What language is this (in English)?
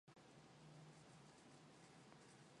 Mongolian